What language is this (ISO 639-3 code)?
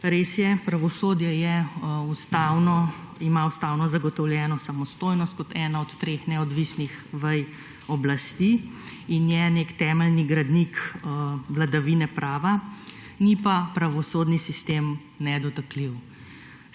slv